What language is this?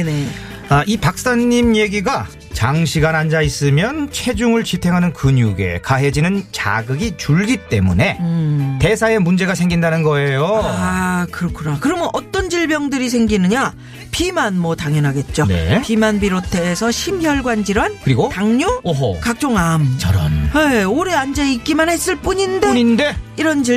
Korean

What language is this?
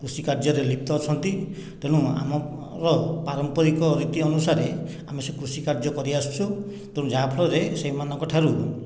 Odia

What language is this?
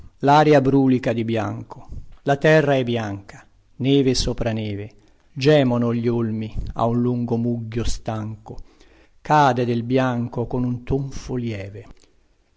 Italian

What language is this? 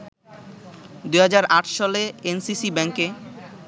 Bangla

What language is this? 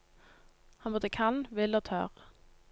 Norwegian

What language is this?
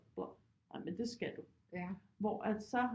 Danish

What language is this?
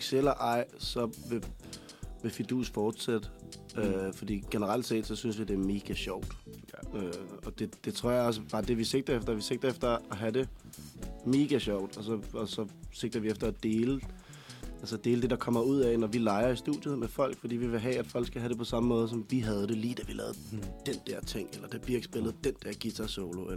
Danish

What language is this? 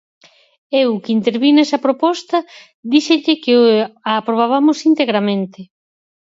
Galician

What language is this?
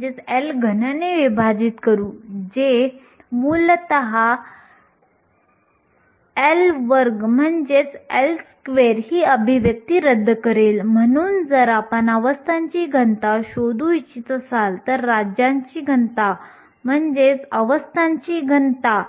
Marathi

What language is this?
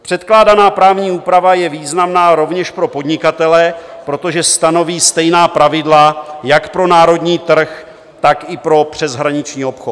Czech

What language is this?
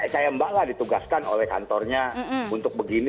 Indonesian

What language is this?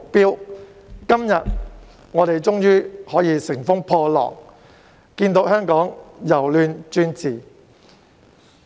Cantonese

